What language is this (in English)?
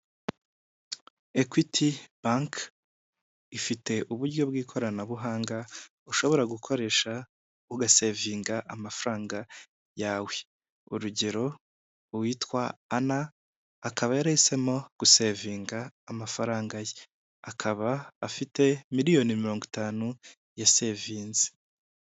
Kinyarwanda